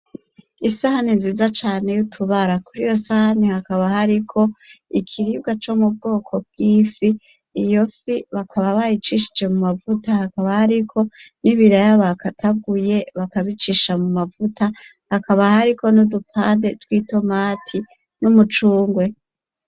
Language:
Rundi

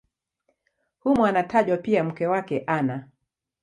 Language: Swahili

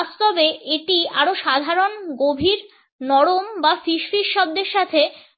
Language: Bangla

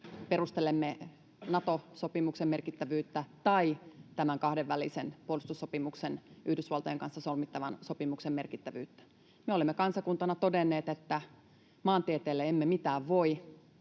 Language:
Finnish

